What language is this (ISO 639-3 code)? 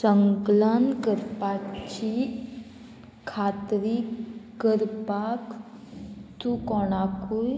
kok